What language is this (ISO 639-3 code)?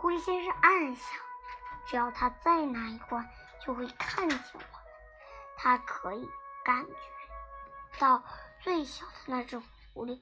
zho